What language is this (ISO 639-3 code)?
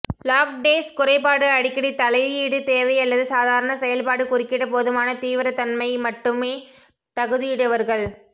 tam